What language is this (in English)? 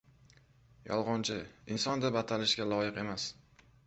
Uzbek